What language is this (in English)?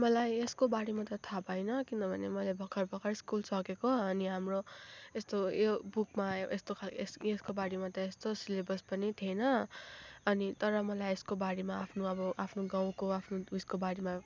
Nepali